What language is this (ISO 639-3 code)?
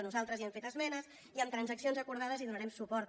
cat